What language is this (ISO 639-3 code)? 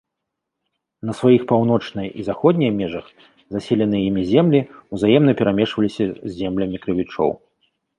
bel